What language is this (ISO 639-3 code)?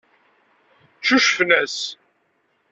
kab